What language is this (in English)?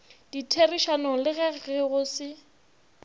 Northern Sotho